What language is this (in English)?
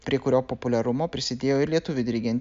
Lithuanian